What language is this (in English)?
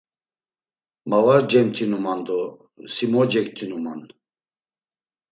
Laz